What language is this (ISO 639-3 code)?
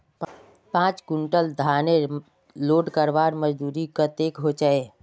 mag